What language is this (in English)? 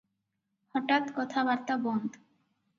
Odia